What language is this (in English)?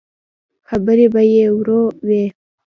Pashto